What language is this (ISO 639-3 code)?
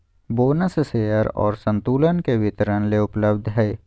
mag